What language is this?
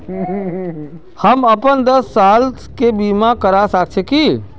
Magahi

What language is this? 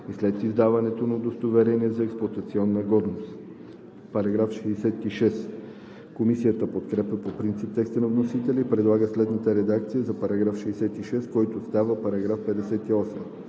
Bulgarian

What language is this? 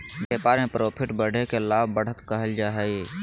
Magahi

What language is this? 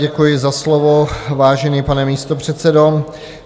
Czech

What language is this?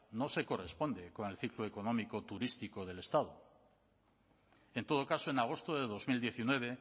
Spanish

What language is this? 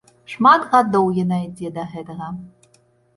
Belarusian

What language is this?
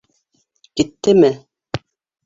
Bashkir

